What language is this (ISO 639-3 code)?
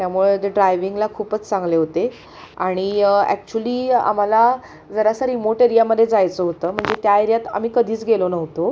mar